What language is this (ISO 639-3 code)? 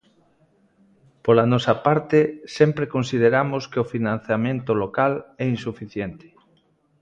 glg